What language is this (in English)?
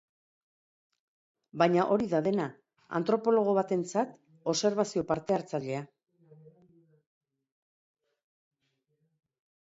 Basque